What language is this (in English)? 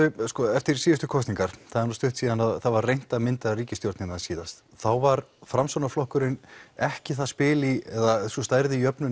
Icelandic